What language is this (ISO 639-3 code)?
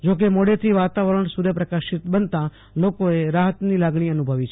guj